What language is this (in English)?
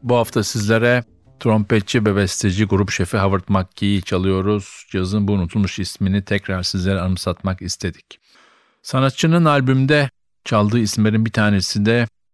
Turkish